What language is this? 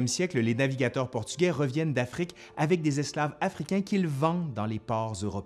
French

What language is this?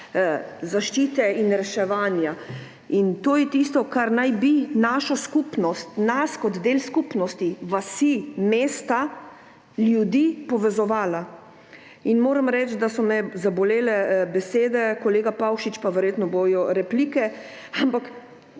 Slovenian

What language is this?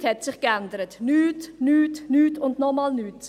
Swiss German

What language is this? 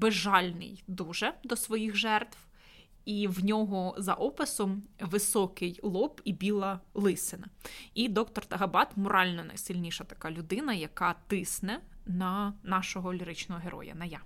Ukrainian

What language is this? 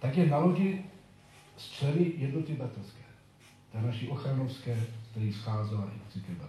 Czech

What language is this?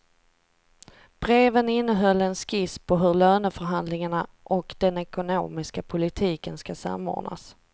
Swedish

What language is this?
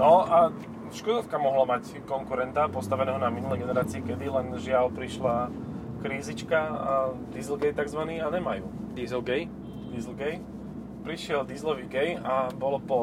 Slovak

